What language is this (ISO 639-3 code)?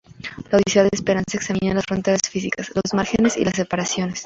spa